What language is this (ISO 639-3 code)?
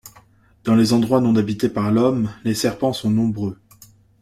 fra